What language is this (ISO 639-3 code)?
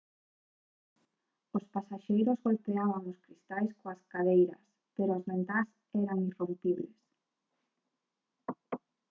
glg